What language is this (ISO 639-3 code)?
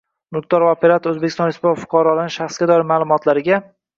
uzb